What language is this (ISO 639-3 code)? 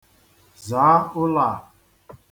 ibo